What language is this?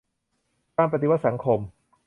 Thai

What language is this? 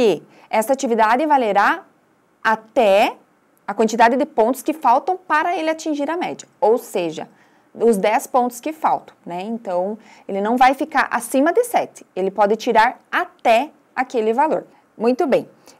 Portuguese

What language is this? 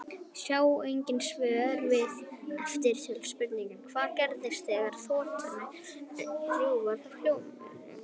Icelandic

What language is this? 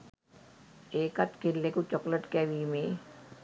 Sinhala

